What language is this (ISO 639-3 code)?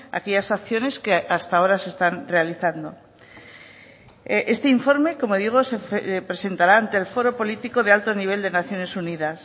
spa